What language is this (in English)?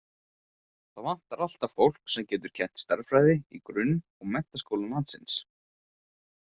Icelandic